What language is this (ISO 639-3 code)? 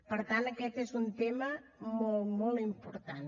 cat